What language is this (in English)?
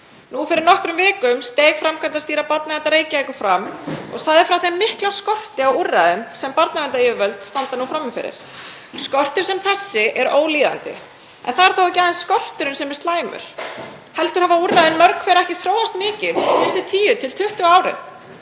Icelandic